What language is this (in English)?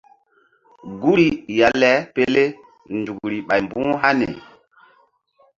Mbum